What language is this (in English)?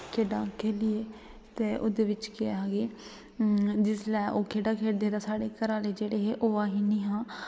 Dogri